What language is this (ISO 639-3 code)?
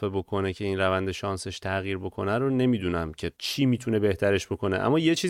fas